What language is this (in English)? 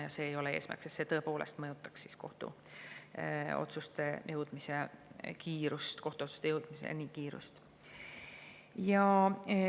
Estonian